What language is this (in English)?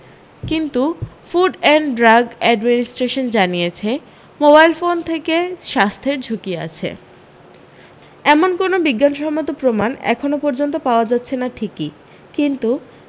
Bangla